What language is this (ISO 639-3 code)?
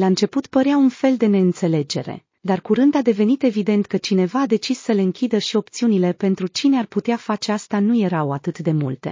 ron